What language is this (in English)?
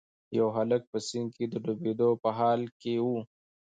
Pashto